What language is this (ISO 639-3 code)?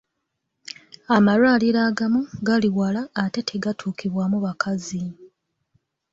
lug